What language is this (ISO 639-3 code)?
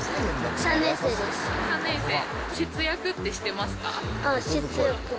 jpn